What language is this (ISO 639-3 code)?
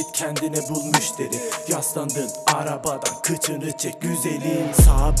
tur